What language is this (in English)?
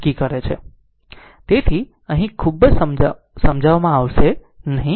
Gujarati